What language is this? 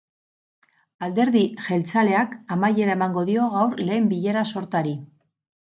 Basque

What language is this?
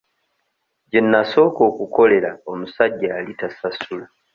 Ganda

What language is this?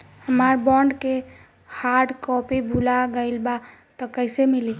Bhojpuri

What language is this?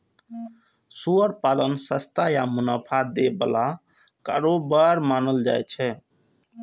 Maithili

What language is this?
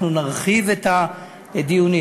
Hebrew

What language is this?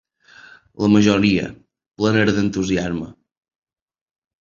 Catalan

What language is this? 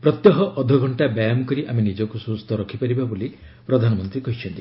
Odia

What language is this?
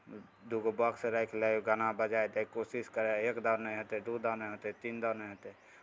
Maithili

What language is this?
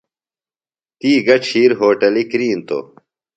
Phalura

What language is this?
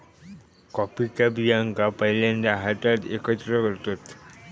Marathi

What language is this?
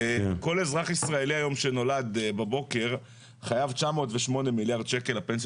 Hebrew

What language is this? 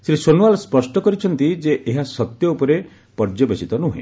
Odia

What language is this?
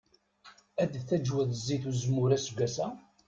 Kabyle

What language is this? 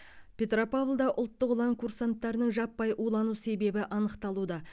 Kazakh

